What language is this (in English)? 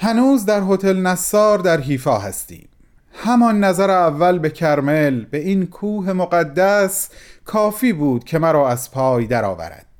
Persian